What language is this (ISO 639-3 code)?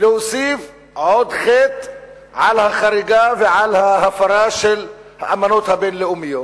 heb